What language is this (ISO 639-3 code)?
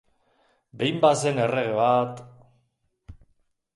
eus